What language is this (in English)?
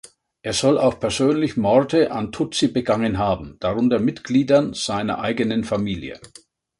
German